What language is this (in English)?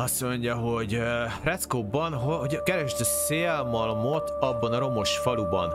Hungarian